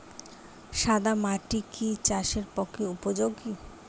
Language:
Bangla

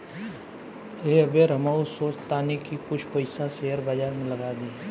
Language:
Bhojpuri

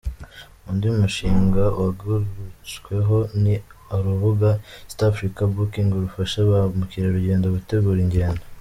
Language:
Kinyarwanda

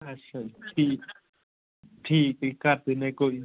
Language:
Punjabi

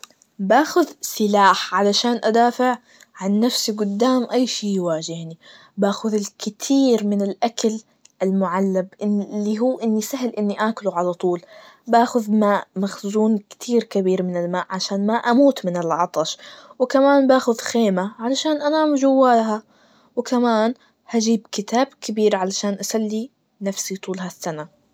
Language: Najdi Arabic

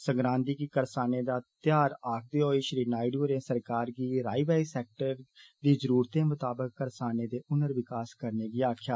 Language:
Dogri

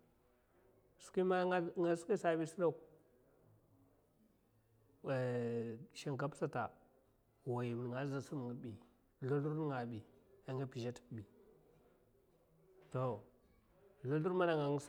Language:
Mafa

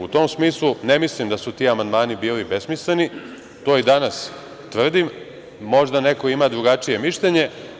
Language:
Serbian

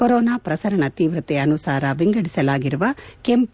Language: Kannada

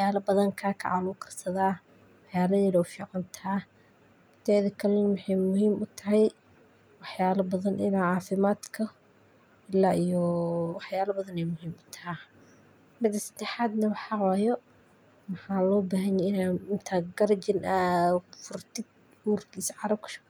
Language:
Somali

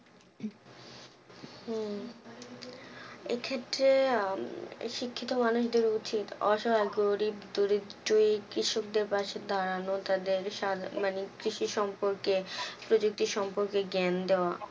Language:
Bangla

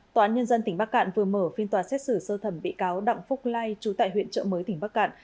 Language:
Vietnamese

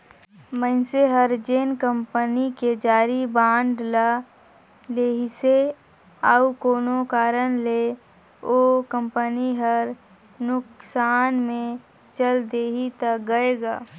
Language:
Chhattisgarhi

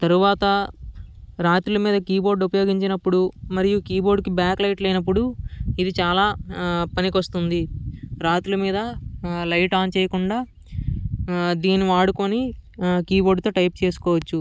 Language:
Telugu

